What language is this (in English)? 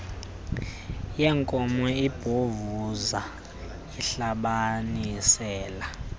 Xhosa